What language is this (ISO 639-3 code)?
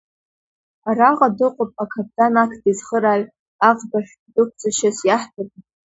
abk